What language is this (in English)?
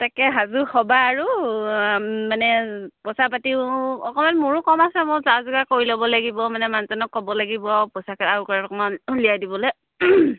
Assamese